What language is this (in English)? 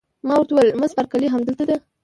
Pashto